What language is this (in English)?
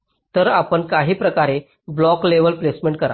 Marathi